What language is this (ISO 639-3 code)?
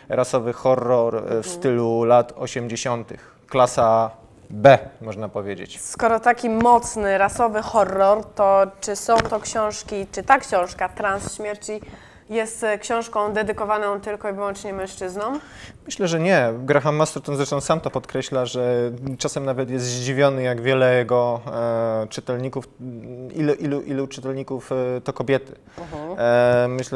pol